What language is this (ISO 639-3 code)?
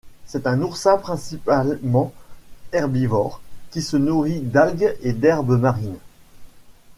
fra